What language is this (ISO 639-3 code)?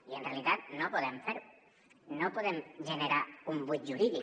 cat